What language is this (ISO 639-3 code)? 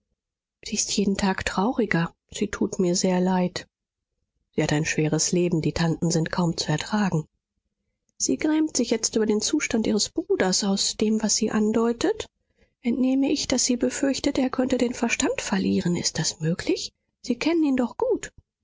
deu